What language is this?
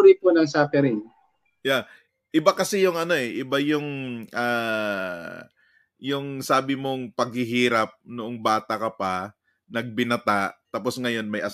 Filipino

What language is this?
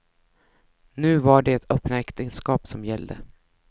Swedish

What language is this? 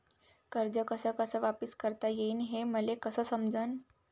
Marathi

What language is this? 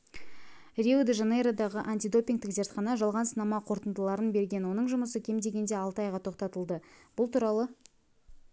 Kazakh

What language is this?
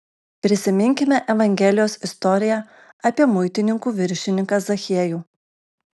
Lithuanian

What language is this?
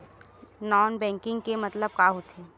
Chhattisgarhi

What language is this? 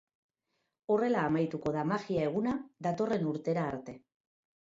Basque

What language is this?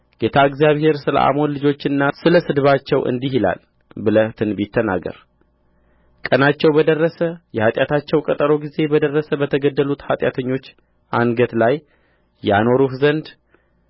Amharic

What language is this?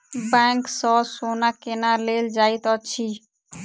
Maithili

